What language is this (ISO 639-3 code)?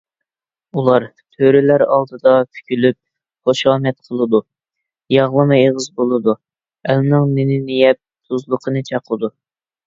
uig